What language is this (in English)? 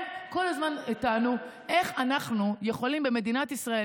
Hebrew